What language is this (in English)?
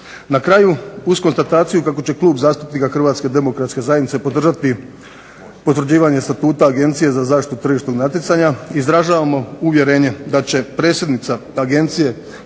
Croatian